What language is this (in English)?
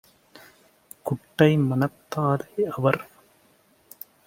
Tamil